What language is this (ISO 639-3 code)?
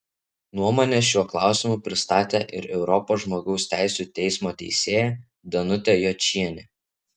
lit